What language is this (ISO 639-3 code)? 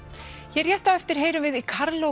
isl